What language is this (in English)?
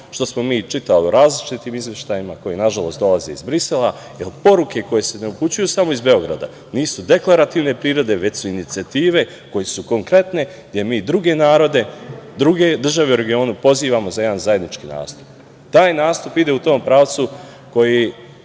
Serbian